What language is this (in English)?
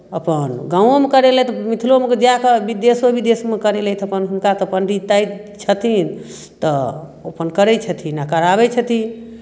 Maithili